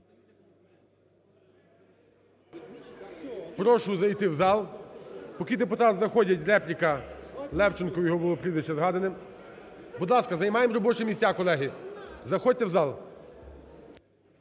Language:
Ukrainian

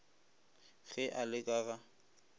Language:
Northern Sotho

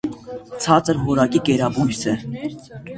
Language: Armenian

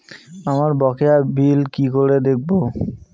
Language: Bangla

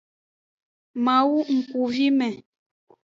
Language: Aja (Benin)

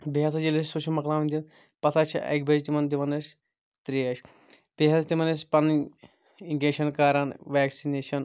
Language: Kashmiri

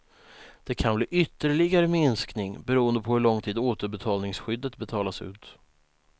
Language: Swedish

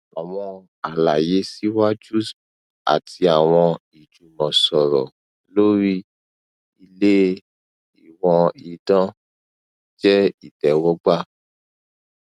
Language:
Yoruba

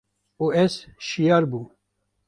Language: Kurdish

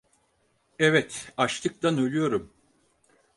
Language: Turkish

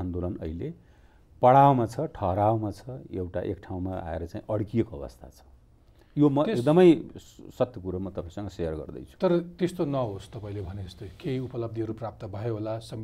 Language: Hindi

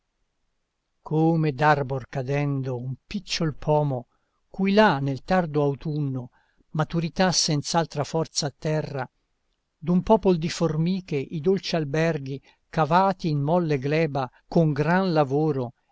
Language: Italian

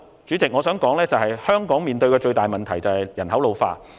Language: Cantonese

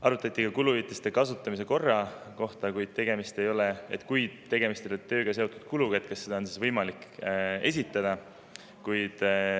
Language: Estonian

